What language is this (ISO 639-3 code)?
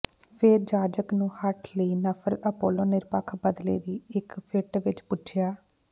pan